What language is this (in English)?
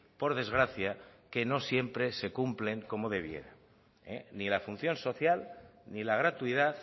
Spanish